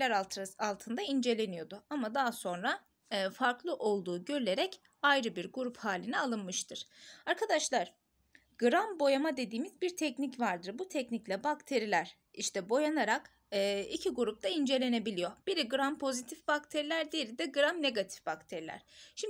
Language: Turkish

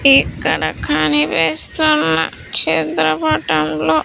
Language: Telugu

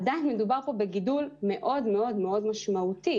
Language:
Hebrew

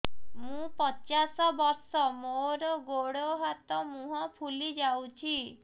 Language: Odia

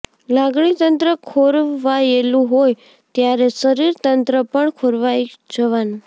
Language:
Gujarati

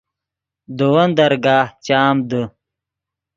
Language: Yidgha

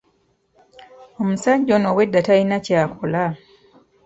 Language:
Ganda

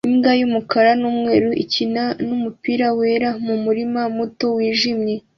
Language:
Kinyarwanda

